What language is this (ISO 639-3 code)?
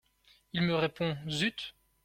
fra